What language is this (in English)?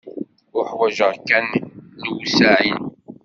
Kabyle